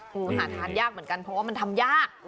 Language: Thai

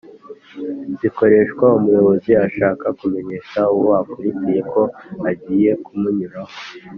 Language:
Kinyarwanda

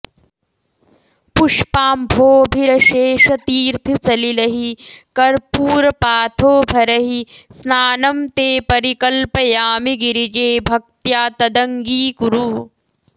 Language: Sanskrit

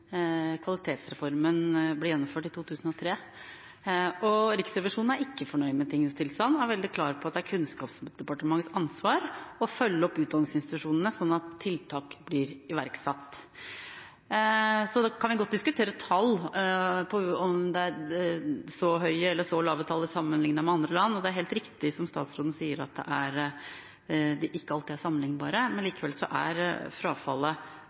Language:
Norwegian Bokmål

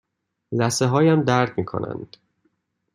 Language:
Persian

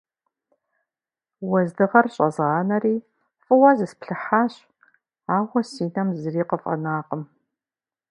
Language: Kabardian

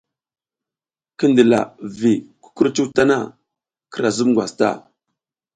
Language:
South Giziga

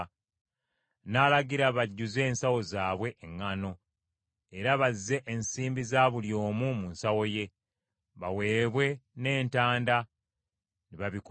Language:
Ganda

